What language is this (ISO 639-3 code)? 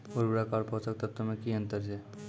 mai